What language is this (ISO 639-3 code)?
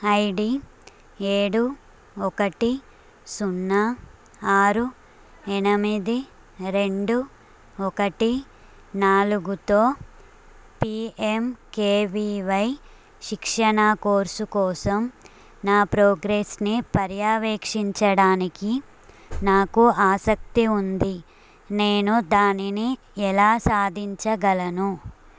tel